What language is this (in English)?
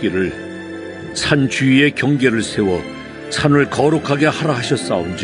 Korean